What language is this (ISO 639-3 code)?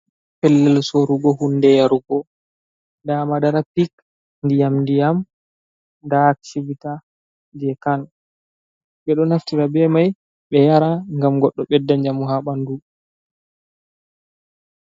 ful